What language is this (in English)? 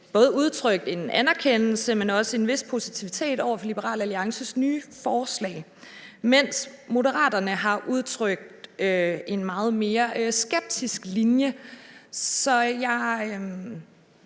Danish